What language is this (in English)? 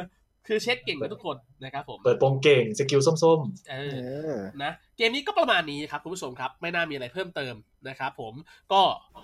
Thai